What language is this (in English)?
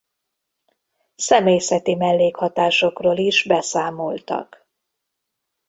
Hungarian